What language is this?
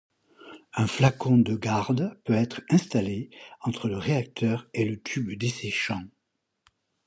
French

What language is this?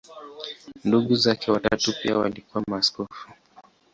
Swahili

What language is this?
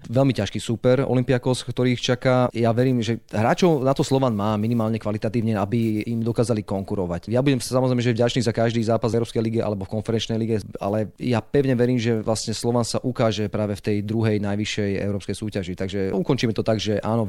Slovak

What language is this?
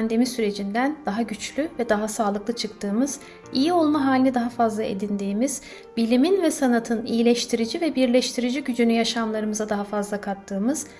Turkish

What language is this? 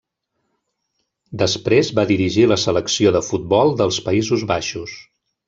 Catalan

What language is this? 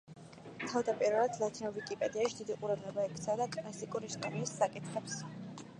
Georgian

